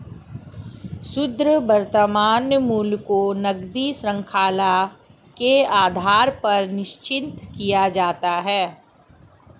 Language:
Hindi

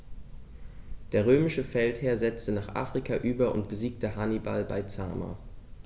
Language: German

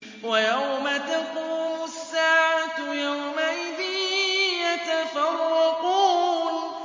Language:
Arabic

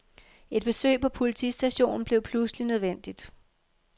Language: Danish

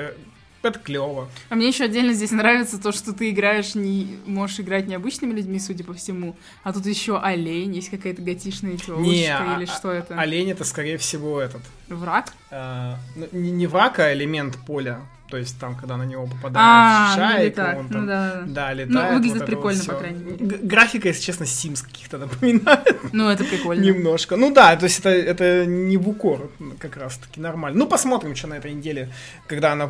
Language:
Russian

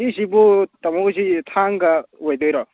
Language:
Manipuri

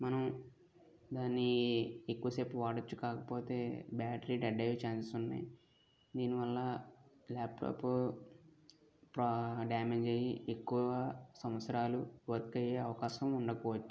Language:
Telugu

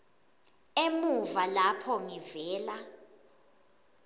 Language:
Swati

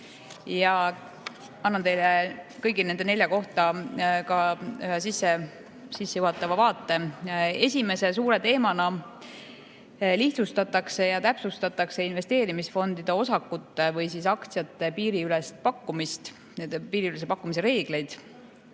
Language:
Estonian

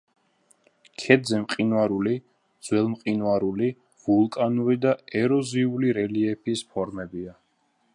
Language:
Georgian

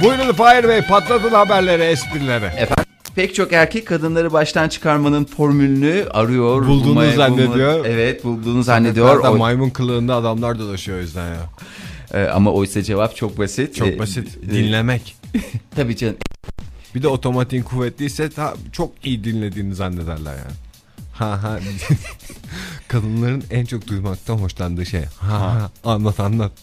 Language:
Turkish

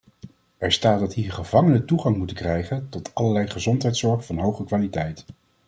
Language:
Dutch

